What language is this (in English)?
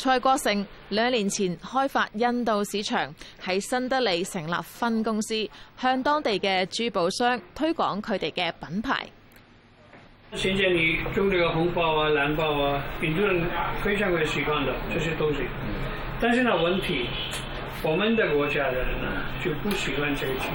Chinese